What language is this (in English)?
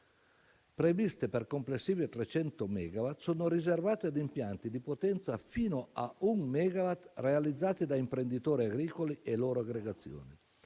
Italian